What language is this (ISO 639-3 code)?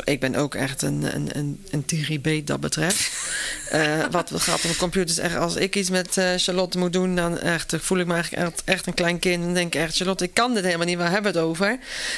nld